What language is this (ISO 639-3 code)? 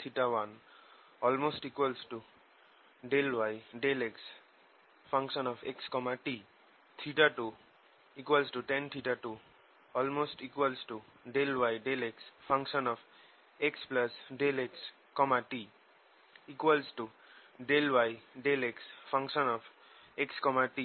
ben